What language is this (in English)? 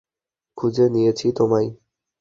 Bangla